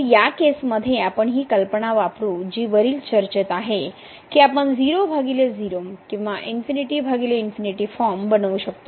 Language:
Marathi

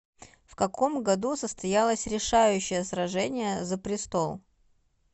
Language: Russian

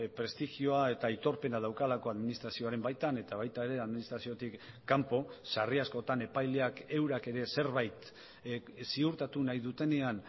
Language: Basque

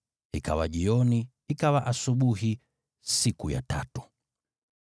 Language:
Swahili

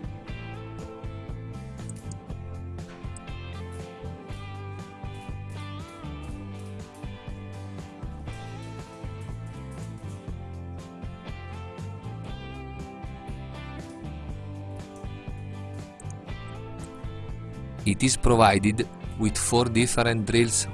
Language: Dutch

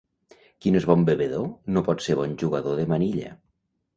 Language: Catalan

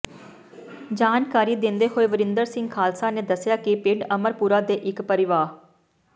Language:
Punjabi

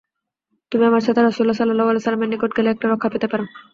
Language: Bangla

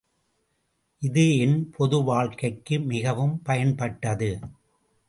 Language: Tamil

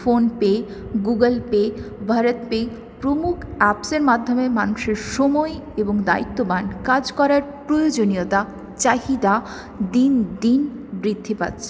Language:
Bangla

